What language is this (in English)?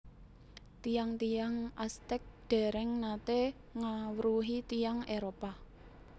Javanese